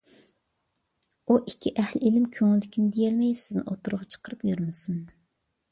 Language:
Uyghur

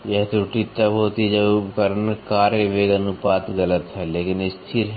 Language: Hindi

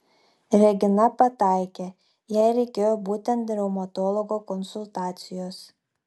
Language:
Lithuanian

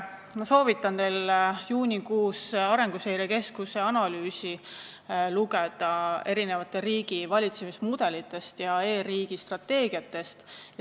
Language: Estonian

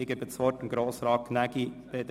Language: Swiss German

